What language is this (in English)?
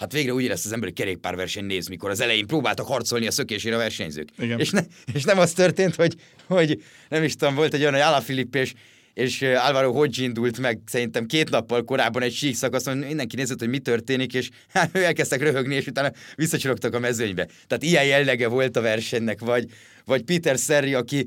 Hungarian